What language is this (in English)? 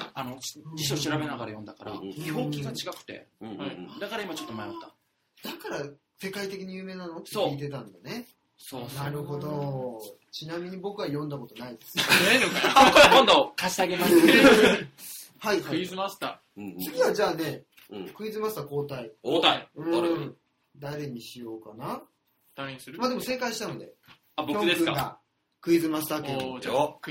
Japanese